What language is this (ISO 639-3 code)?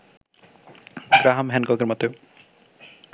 ben